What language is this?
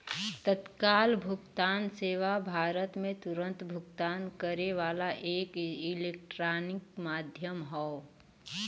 Bhojpuri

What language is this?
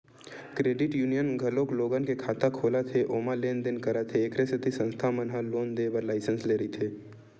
Chhattisgarhi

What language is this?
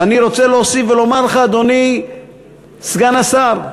Hebrew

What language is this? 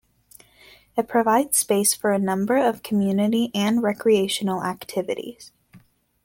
English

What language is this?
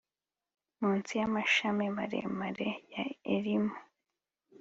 Kinyarwanda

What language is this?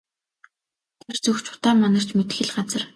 Mongolian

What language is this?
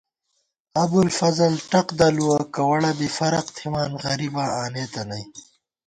Gawar-Bati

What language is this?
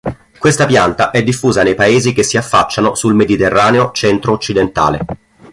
Italian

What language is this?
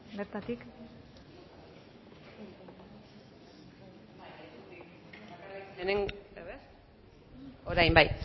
Basque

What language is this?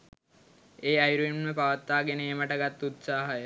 Sinhala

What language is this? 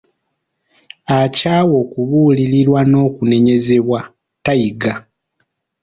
Ganda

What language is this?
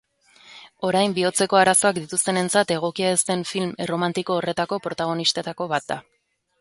Basque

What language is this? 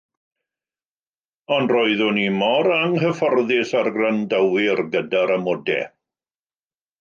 Welsh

